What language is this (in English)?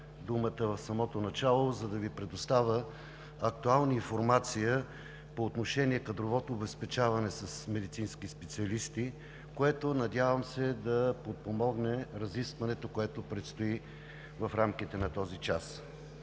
Bulgarian